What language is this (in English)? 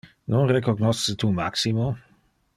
Interlingua